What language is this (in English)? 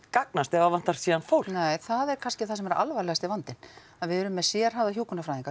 Icelandic